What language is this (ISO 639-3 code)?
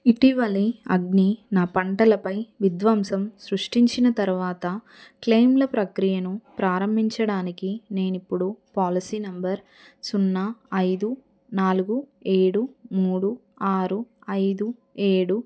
tel